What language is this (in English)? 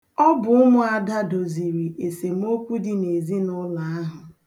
Igbo